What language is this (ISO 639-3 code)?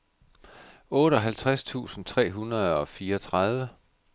dan